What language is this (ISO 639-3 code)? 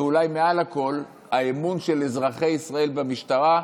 heb